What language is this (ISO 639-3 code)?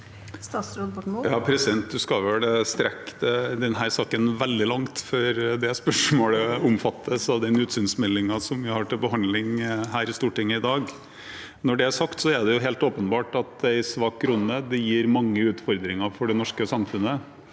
nor